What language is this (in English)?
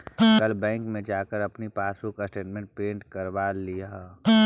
Magahi